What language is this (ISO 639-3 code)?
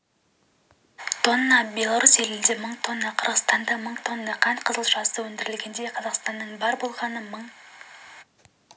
kaz